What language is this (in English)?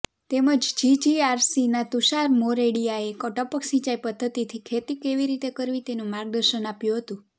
Gujarati